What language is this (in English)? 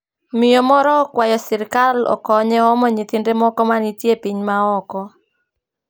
Luo (Kenya and Tanzania)